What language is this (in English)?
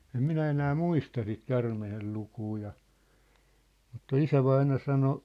Finnish